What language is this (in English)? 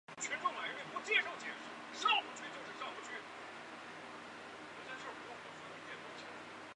Chinese